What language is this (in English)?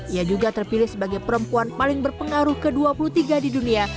Indonesian